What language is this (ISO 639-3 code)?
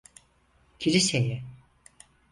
tur